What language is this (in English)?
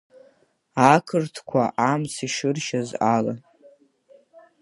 Abkhazian